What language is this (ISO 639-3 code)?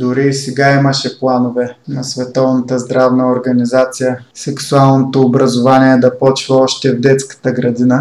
bul